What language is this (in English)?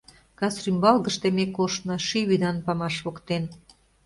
Mari